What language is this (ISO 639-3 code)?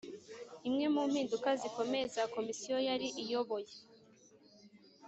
kin